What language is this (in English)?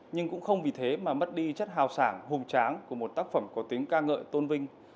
Vietnamese